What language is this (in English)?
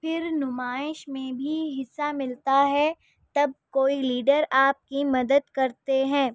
Urdu